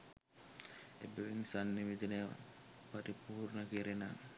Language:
Sinhala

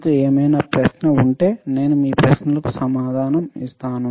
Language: Telugu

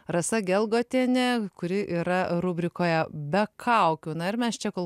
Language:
Lithuanian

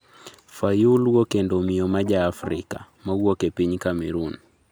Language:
Luo (Kenya and Tanzania)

